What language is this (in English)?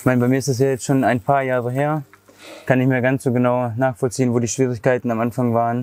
German